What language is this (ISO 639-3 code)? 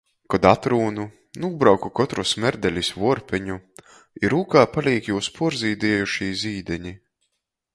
ltg